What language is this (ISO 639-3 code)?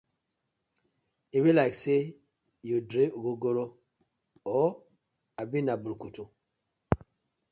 pcm